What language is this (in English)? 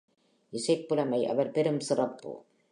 Tamil